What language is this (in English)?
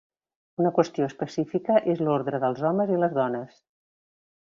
Catalan